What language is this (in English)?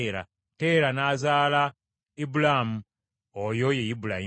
Ganda